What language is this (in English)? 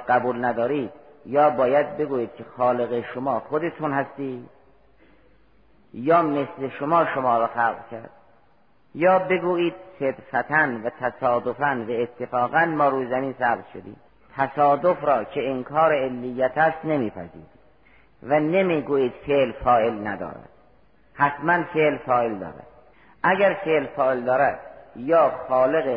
Persian